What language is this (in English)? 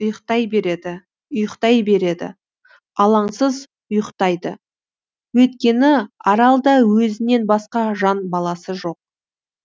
Kazakh